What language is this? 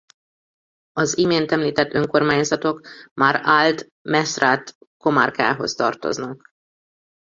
Hungarian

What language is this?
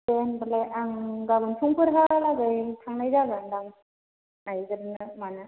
Bodo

